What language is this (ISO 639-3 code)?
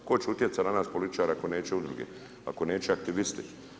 hrv